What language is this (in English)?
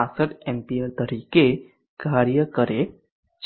Gujarati